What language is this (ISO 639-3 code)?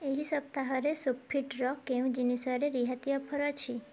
ori